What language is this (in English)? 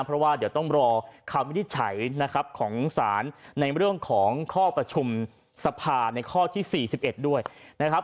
Thai